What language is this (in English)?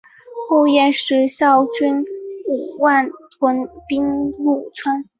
Chinese